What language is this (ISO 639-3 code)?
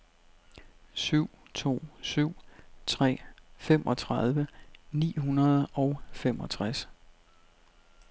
dan